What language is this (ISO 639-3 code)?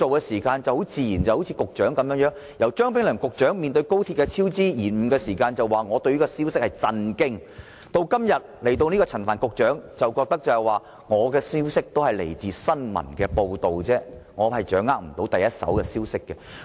yue